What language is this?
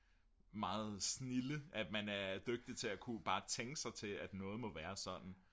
Danish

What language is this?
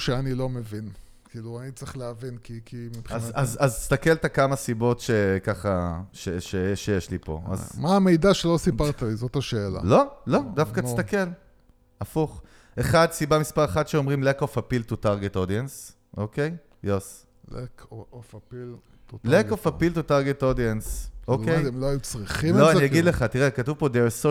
Hebrew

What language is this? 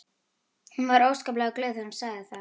Icelandic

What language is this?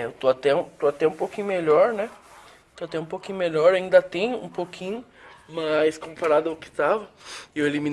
Portuguese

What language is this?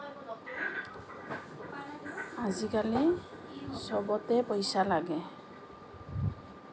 Assamese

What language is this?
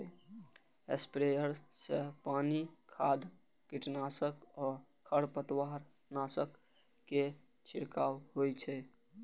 Maithili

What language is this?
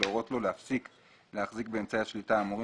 Hebrew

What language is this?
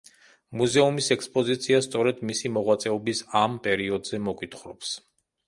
Georgian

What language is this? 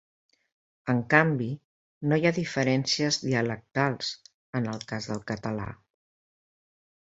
Catalan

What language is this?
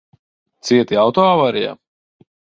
Latvian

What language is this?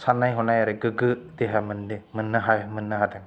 Bodo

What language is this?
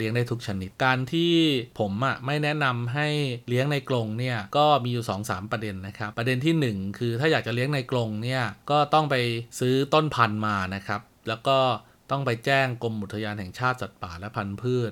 Thai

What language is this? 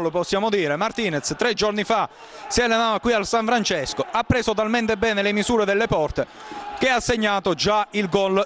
Italian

